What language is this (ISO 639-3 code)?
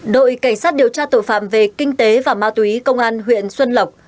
vie